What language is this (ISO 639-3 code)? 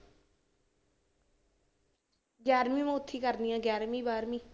pan